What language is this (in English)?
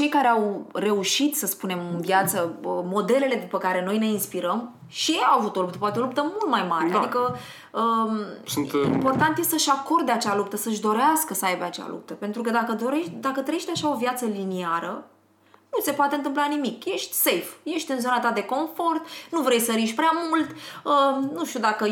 Romanian